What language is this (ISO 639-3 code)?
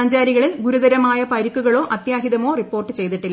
mal